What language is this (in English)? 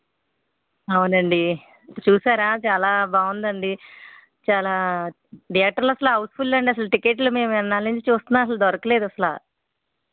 Telugu